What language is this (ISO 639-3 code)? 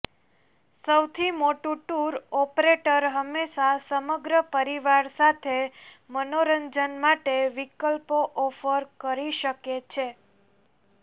guj